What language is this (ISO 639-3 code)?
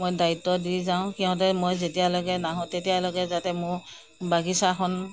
asm